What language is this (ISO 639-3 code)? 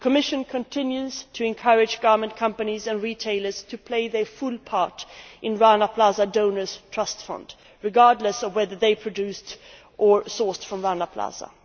eng